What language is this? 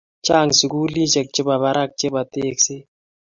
Kalenjin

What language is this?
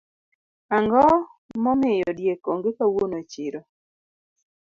Luo (Kenya and Tanzania)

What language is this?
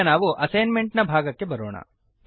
Kannada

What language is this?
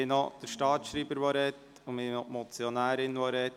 Swiss German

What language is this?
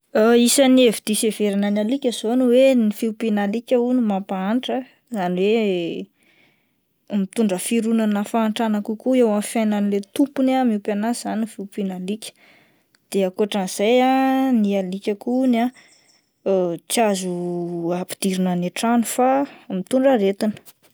Malagasy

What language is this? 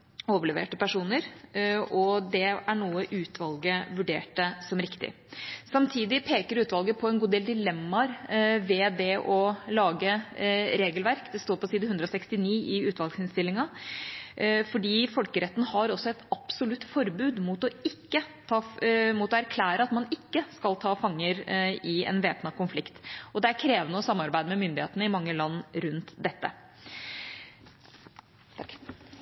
Norwegian Bokmål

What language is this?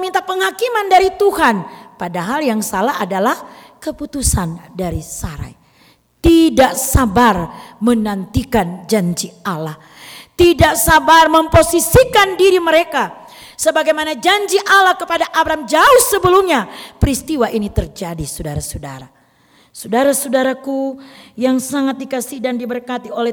Indonesian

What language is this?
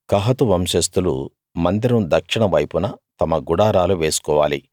Telugu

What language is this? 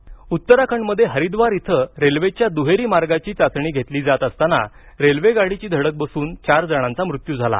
Marathi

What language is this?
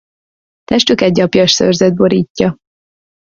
Hungarian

